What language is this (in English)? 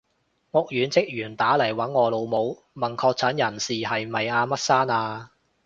Cantonese